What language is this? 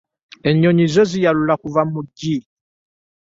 Ganda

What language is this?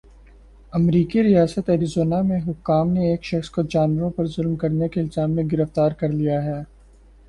Urdu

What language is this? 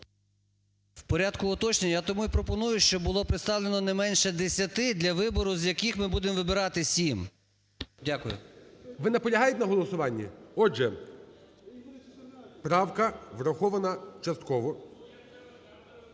Ukrainian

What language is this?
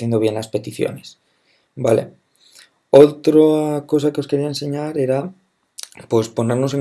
Spanish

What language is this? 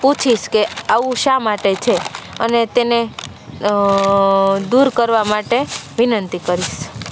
Gujarati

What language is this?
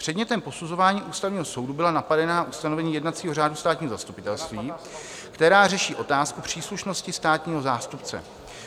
Czech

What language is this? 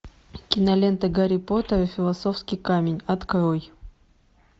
Russian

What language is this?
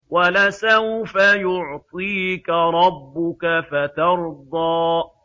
Arabic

